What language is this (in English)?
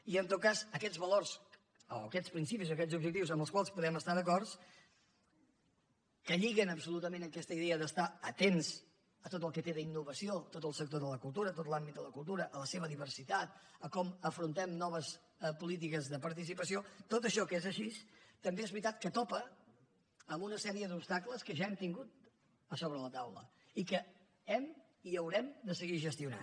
Catalan